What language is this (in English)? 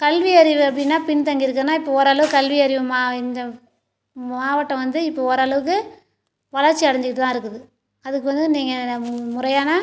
Tamil